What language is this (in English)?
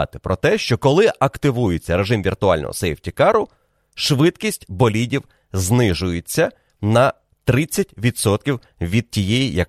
Ukrainian